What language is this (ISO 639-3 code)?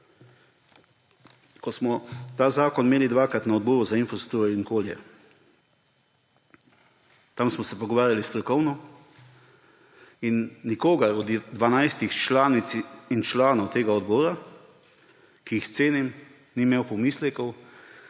slv